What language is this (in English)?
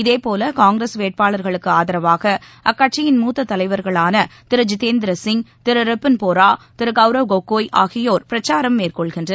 Tamil